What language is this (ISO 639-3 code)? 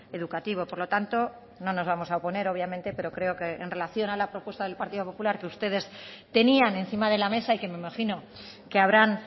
spa